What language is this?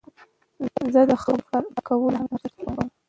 Pashto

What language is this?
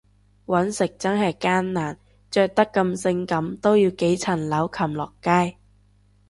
Cantonese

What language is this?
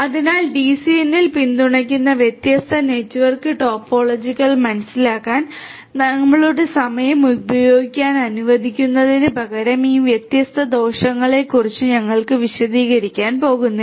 Malayalam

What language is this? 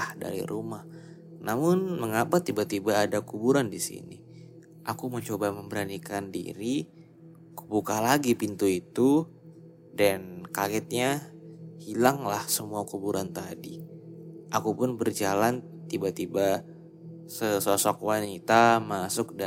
Indonesian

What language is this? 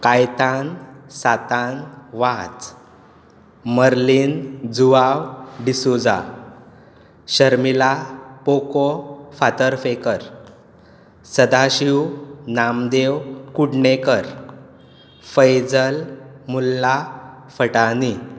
Konkani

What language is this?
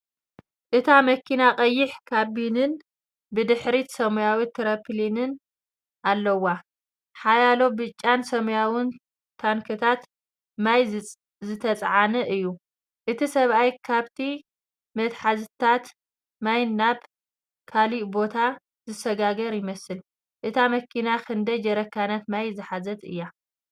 Tigrinya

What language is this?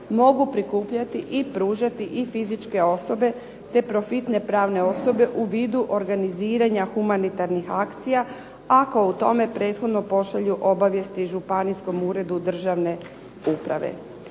Croatian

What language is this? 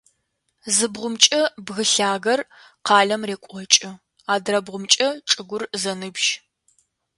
Adyghe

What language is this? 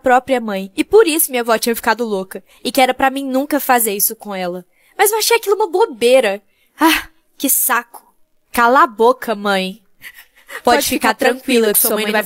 Portuguese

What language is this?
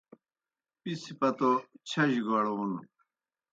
Kohistani Shina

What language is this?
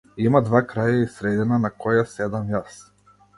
Macedonian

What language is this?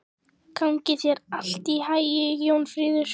Icelandic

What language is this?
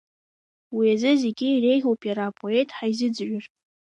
Abkhazian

